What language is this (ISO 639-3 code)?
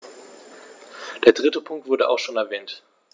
deu